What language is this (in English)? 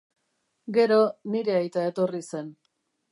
Basque